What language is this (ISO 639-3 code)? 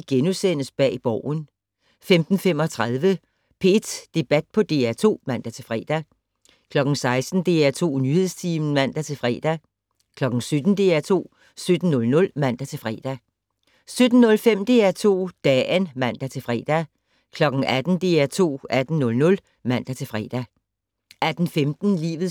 dan